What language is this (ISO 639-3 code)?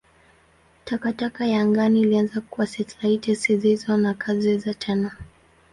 swa